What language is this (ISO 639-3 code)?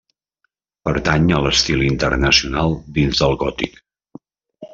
cat